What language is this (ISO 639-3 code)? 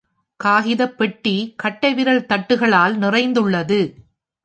tam